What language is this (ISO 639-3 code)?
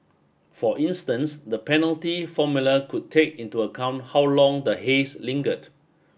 eng